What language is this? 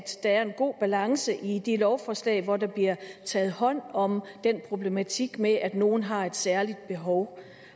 Danish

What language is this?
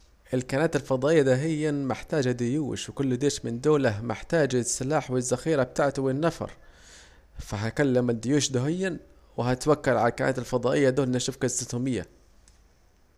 Saidi Arabic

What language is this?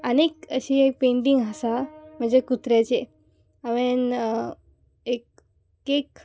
Konkani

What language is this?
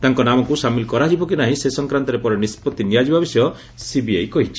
Odia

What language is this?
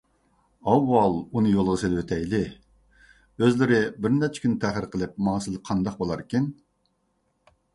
Uyghur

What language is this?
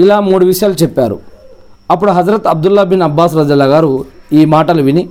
Telugu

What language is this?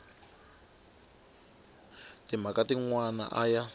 Tsonga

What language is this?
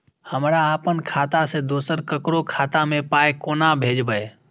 Maithili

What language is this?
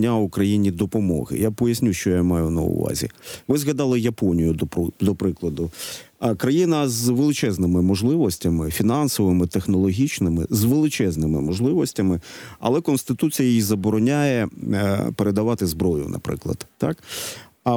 Ukrainian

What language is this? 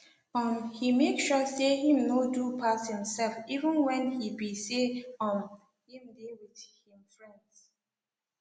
Nigerian Pidgin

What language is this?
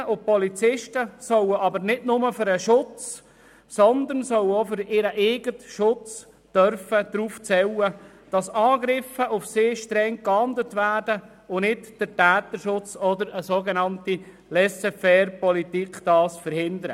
Swiss German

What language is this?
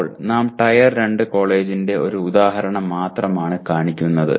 Malayalam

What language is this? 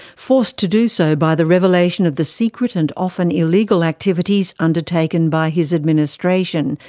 English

